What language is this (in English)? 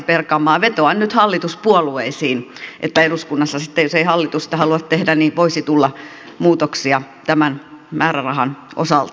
Finnish